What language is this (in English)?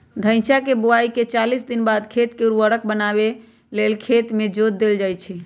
Magahi